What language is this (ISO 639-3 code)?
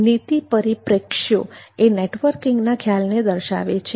guj